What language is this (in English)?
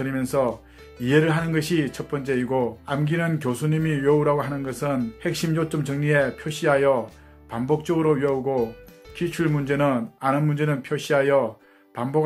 Korean